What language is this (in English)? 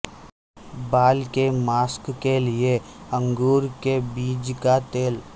Urdu